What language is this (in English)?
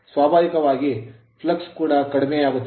Kannada